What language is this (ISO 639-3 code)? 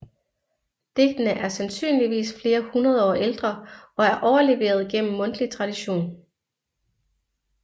dan